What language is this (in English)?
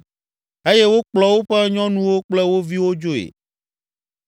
Ewe